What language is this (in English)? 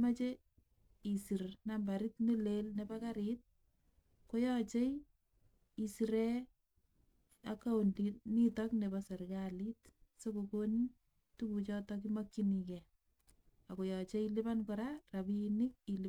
Kalenjin